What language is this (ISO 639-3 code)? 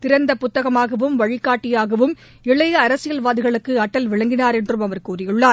tam